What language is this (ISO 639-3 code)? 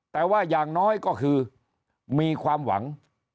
tha